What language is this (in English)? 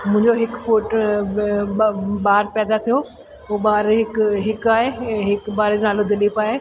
Sindhi